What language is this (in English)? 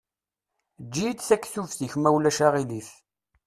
Kabyle